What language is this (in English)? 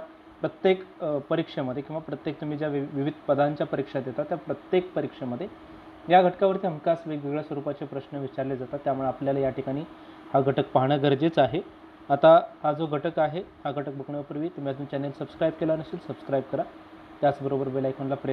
Hindi